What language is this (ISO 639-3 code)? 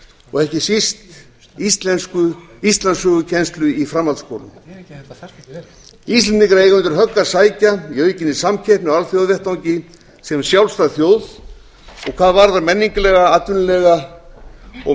isl